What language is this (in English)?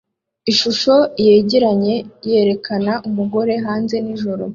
Kinyarwanda